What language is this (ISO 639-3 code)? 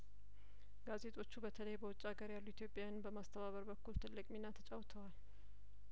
amh